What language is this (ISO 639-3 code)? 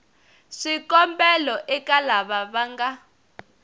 tso